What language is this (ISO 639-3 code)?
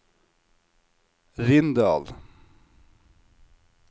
nor